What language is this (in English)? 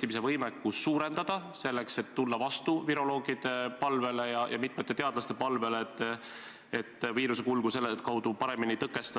Estonian